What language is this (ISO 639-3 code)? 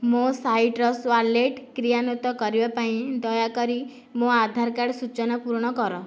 ori